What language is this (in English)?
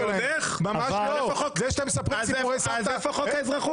Hebrew